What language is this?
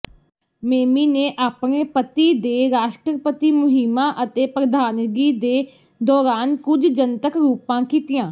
Punjabi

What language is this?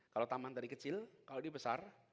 Indonesian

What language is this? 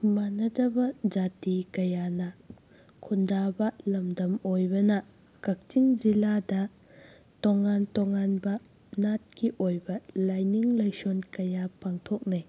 Manipuri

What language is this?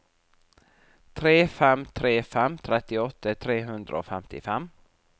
Norwegian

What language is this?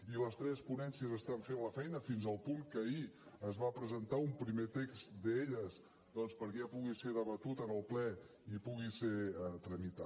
Catalan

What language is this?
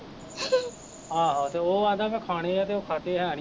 Punjabi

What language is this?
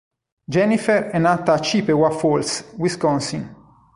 Italian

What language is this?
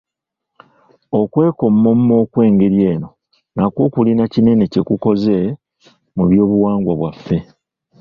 Ganda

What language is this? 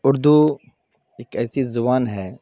Urdu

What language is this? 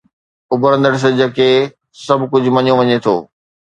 Sindhi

